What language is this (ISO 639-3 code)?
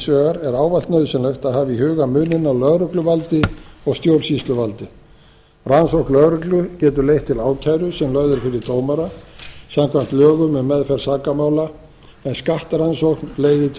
isl